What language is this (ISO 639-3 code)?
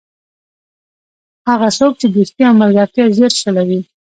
pus